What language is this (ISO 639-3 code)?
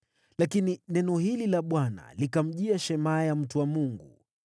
swa